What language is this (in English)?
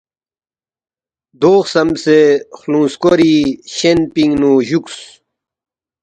Balti